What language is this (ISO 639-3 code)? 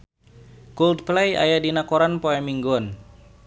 sun